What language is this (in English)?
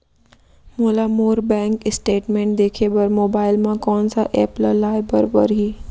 Chhattisgarhi